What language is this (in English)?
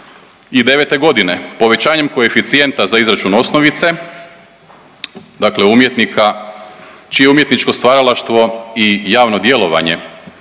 Croatian